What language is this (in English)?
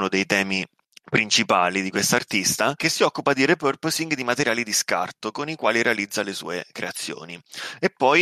Italian